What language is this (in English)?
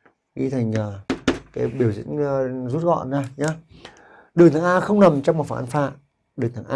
Vietnamese